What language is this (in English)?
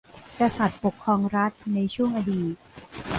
Thai